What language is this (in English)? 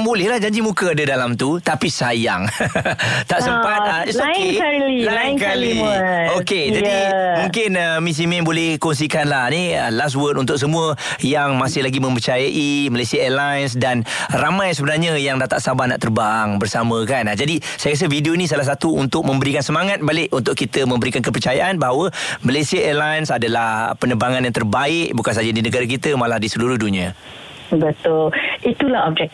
Malay